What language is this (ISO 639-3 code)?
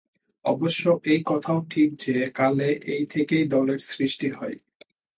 ben